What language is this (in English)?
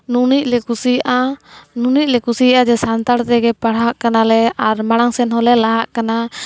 Santali